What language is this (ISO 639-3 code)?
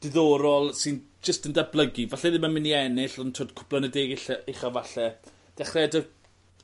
cym